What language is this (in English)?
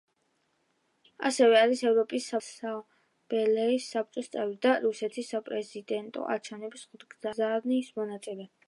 Georgian